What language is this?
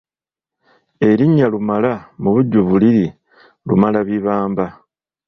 Ganda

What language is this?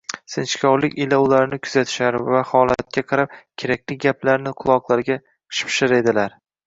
Uzbek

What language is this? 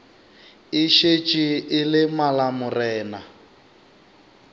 Northern Sotho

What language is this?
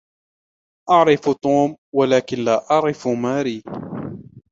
Arabic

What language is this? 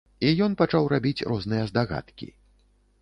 Belarusian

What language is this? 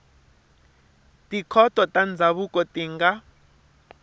Tsonga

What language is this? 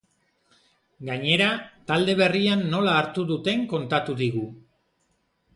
Basque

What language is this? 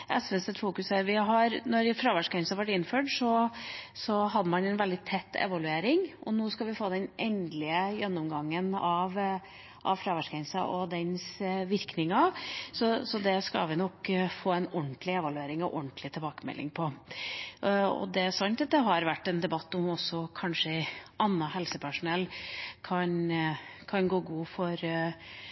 Norwegian Bokmål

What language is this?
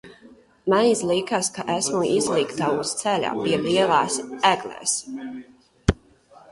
Latvian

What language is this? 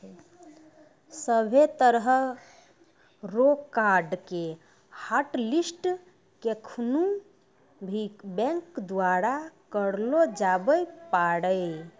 Maithili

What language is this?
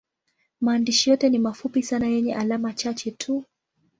Swahili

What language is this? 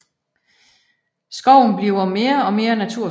Danish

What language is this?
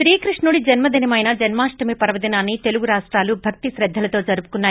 Telugu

